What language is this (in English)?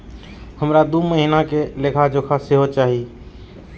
Maithili